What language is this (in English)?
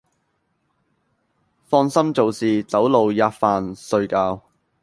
Cantonese